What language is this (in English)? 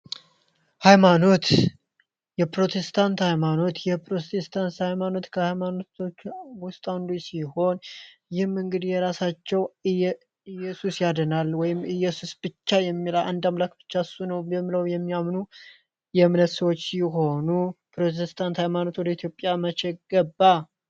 Amharic